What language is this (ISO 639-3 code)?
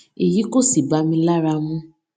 yor